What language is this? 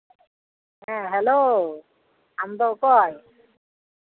Santali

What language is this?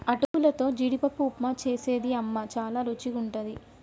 Telugu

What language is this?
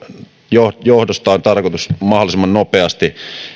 Finnish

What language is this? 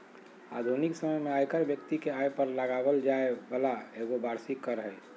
Magahi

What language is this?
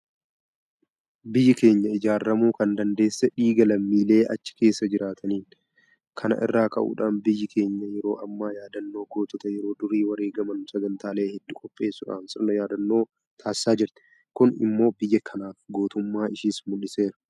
Oromo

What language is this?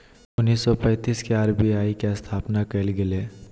Magahi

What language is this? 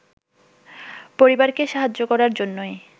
Bangla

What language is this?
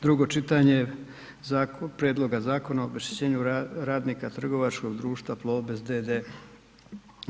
Croatian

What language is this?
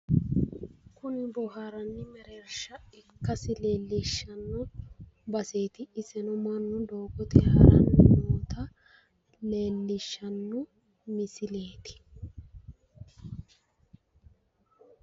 Sidamo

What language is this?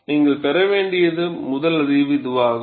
Tamil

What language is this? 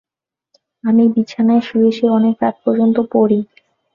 Bangla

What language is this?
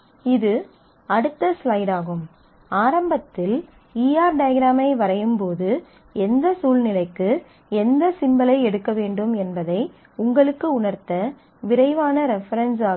Tamil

